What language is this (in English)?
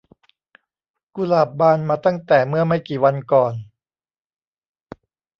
Thai